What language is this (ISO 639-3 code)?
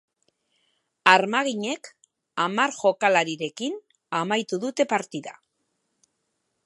eus